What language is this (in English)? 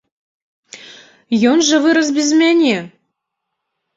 Belarusian